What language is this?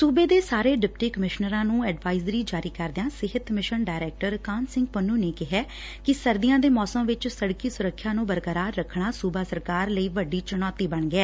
Punjabi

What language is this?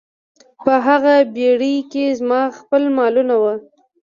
Pashto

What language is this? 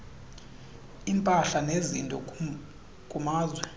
Xhosa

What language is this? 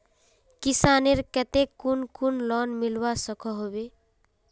Magahi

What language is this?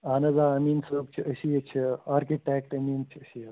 Kashmiri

